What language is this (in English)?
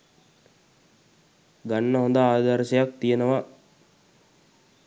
Sinhala